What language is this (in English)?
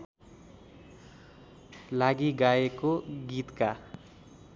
Nepali